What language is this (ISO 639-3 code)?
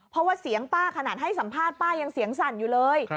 tha